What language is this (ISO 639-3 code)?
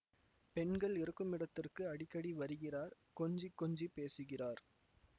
tam